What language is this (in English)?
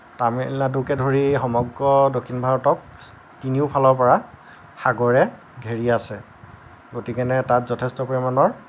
Assamese